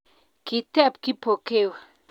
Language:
Kalenjin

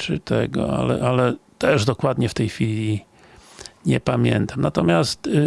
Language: Polish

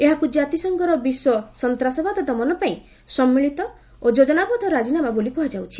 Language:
Odia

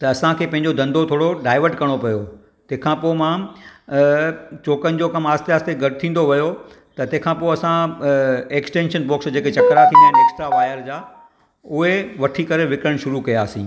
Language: Sindhi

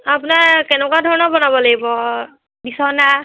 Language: Assamese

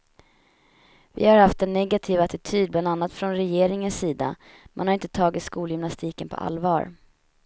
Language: Swedish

